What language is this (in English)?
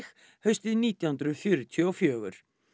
Icelandic